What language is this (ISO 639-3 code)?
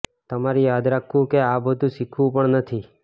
guj